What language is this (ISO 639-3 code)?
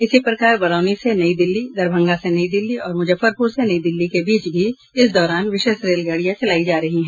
hin